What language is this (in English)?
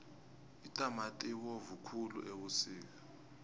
South Ndebele